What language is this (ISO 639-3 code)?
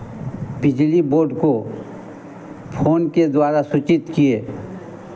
hin